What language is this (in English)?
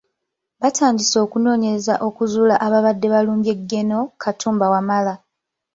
Ganda